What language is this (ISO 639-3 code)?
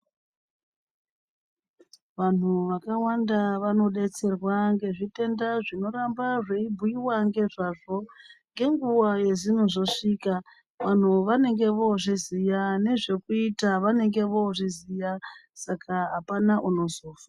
ndc